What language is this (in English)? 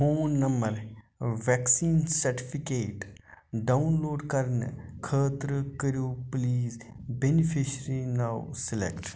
Kashmiri